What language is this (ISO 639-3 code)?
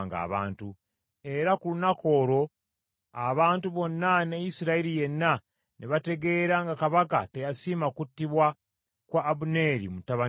lug